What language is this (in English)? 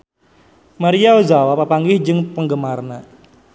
Sundanese